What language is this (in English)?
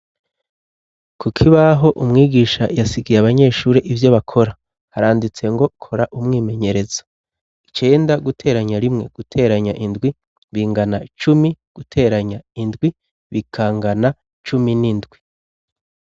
Rundi